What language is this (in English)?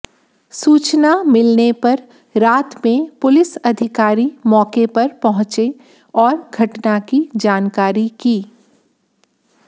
Hindi